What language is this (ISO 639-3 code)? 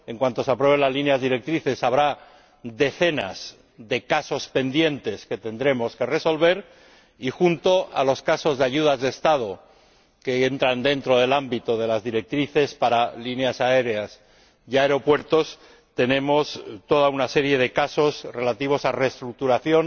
spa